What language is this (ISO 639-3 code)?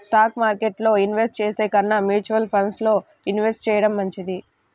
tel